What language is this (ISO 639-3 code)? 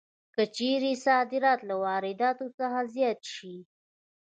pus